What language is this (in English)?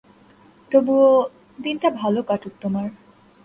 Bangla